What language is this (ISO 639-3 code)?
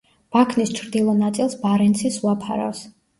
kat